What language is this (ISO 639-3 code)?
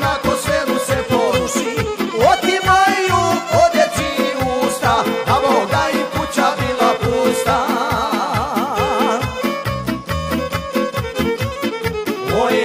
ron